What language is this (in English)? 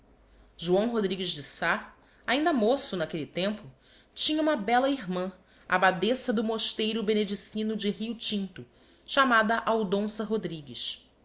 Portuguese